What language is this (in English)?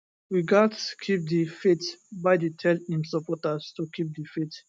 Nigerian Pidgin